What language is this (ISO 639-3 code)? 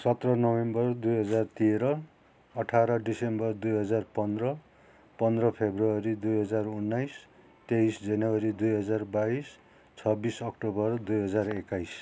nep